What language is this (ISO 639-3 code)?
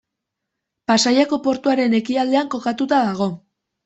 eus